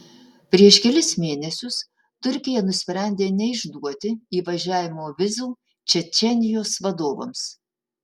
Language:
Lithuanian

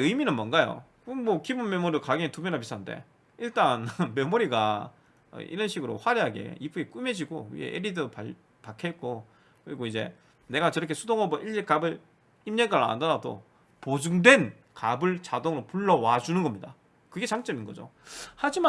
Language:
Korean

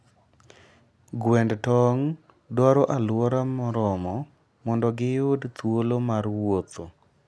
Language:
Luo (Kenya and Tanzania)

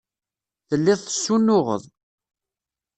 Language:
Kabyle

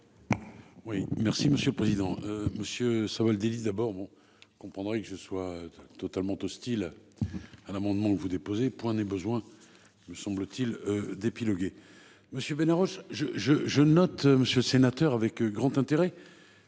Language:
French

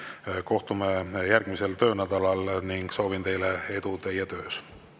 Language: Estonian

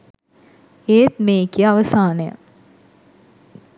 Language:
Sinhala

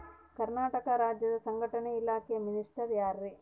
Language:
Kannada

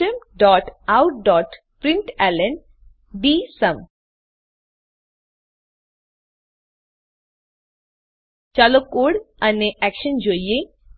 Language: Gujarati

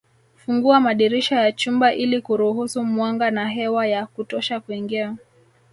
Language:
Swahili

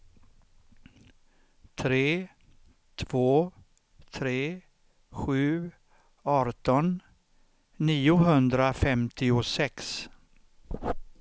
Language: Swedish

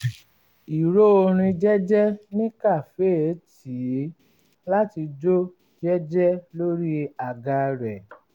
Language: Yoruba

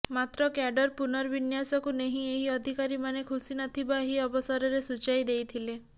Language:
Odia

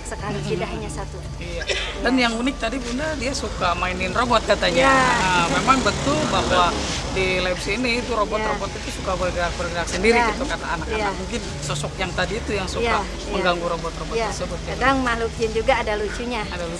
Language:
Indonesian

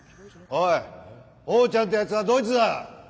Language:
Japanese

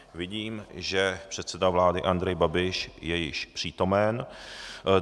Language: Czech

